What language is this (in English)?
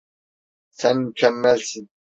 Turkish